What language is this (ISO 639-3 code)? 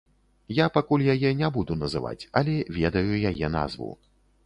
bel